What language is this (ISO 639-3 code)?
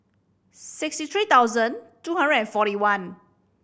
eng